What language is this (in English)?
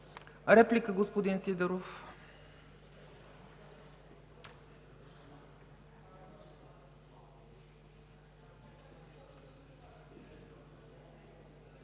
Bulgarian